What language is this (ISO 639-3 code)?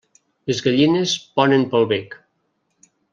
cat